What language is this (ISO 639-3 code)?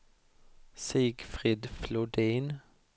swe